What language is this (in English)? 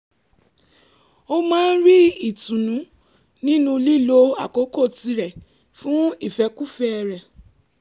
Yoruba